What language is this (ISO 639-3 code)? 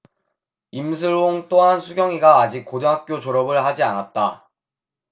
kor